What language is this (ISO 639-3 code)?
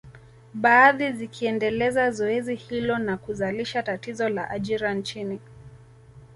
swa